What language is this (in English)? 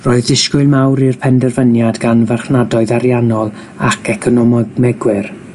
Welsh